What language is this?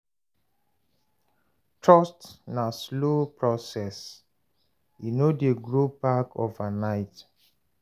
Nigerian Pidgin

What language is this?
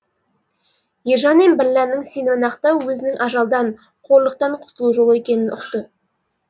Kazakh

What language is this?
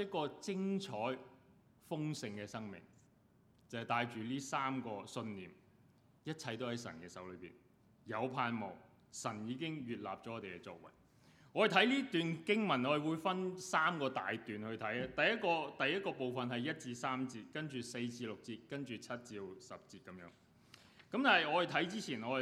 Chinese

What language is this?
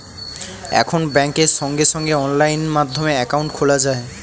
Bangla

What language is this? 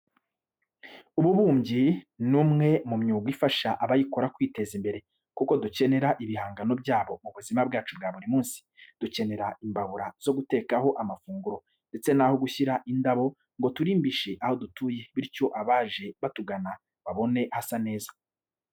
Kinyarwanda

